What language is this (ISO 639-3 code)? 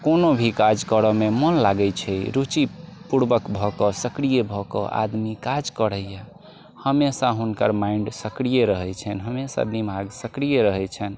mai